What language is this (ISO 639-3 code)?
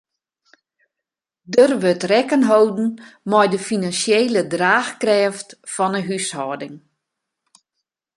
fry